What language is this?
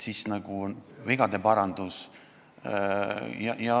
Estonian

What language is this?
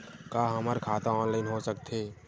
Chhattisgarhi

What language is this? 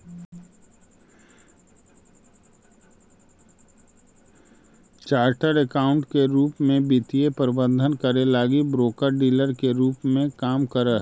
Magahi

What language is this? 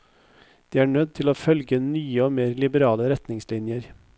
Norwegian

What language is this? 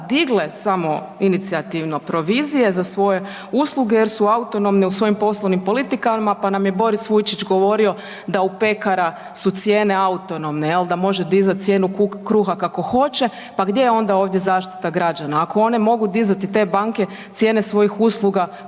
Croatian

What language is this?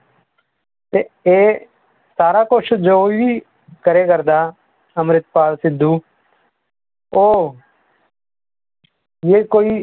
Punjabi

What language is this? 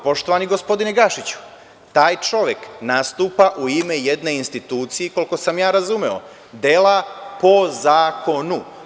Serbian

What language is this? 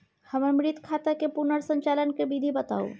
Maithili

